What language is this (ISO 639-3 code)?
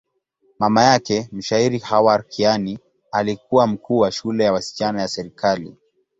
swa